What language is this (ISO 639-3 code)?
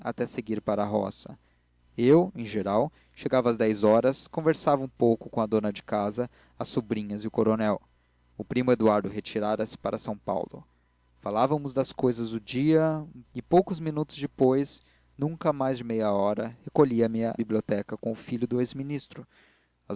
por